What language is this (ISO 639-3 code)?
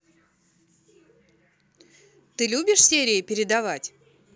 rus